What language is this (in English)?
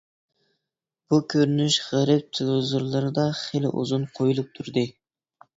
Uyghur